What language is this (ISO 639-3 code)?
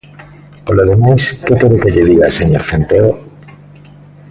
glg